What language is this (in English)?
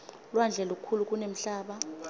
Swati